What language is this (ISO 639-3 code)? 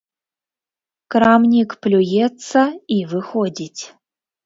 bel